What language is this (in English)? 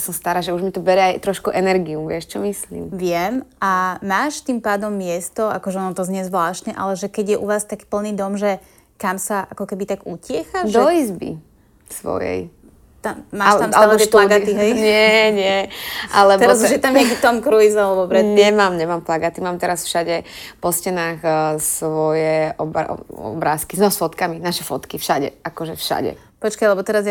Slovak